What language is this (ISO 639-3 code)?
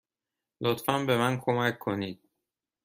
fas